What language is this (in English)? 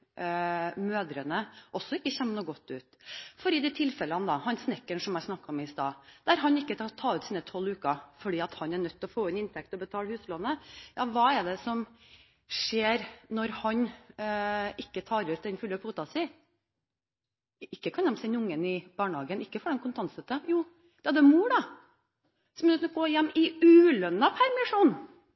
Norwegian Bokmål